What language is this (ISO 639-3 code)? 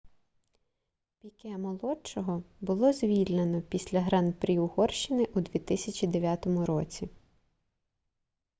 ukr